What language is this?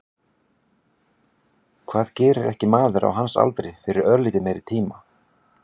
Icelandic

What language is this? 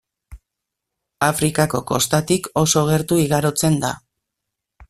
Basque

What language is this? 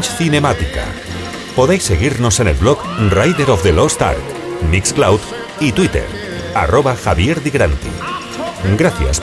Spanish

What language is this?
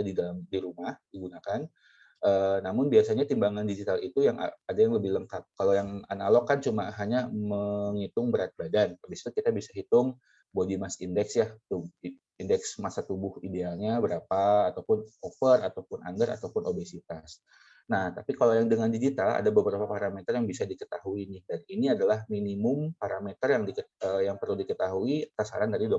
Indonesian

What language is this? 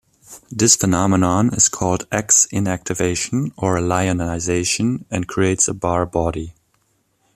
English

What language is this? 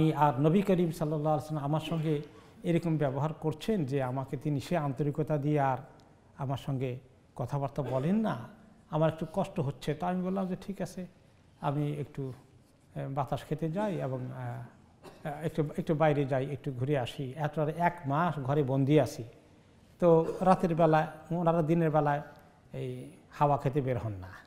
Arabic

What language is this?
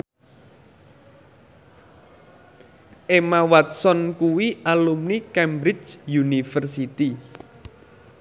Javanese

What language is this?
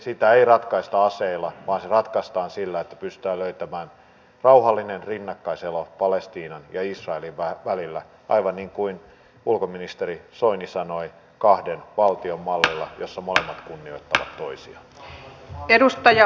Finnish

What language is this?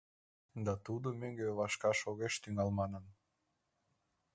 Mari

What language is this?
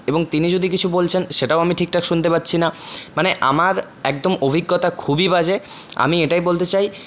Bangla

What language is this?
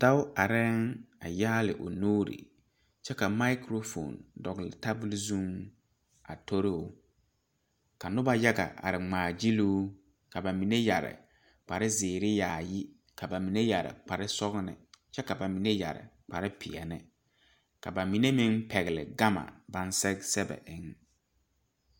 Southern Dagaare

